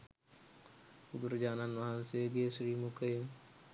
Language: Sinhala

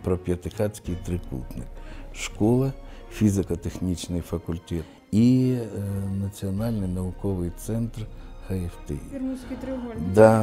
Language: Ukrainian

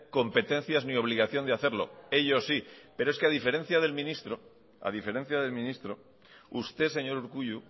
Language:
Spanish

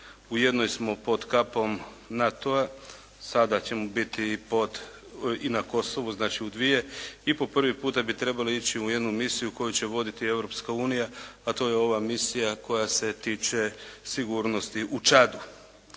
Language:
Croatian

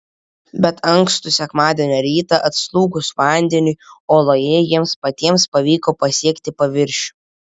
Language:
Lithuanian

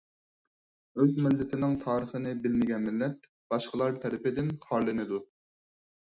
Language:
Uyghur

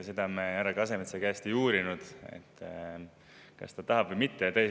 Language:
Estonian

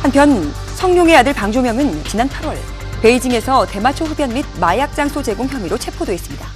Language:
Korean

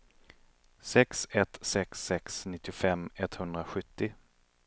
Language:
Swedish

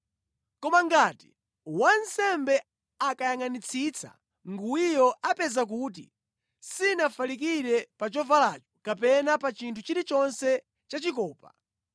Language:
Nyanja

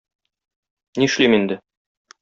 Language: Tatar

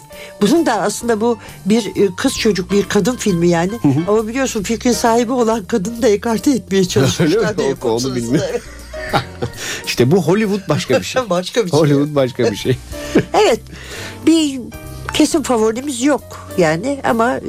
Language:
Turkish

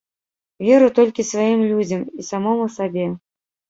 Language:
Belarusian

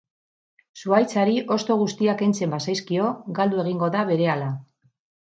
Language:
Basque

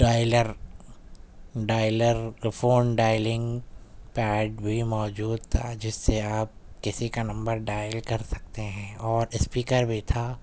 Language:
Urdu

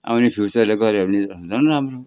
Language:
Nepali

